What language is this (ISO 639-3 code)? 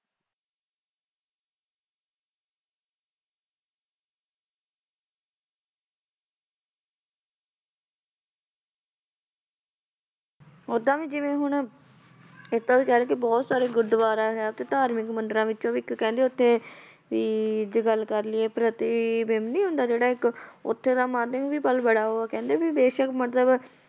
pan